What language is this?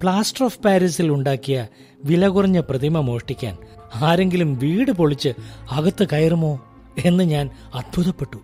Malayalam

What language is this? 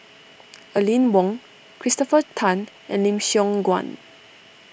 English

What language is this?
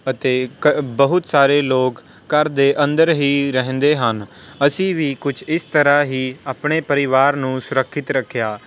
Punjabi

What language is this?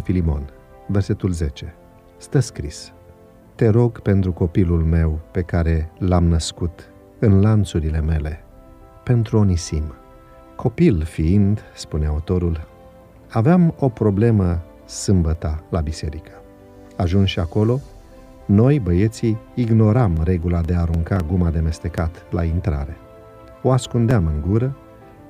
Romanian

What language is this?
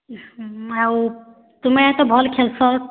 Odia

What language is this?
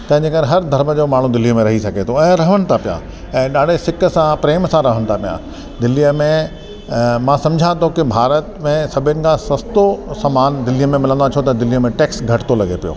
Sindhi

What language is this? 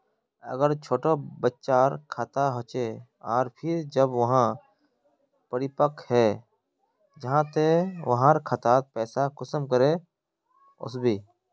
Magahi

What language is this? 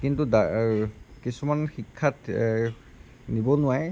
Assamese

